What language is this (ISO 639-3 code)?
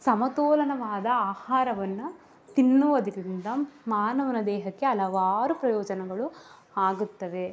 kan